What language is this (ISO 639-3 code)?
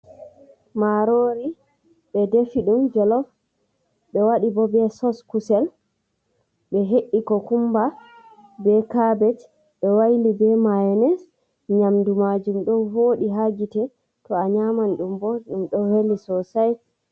ful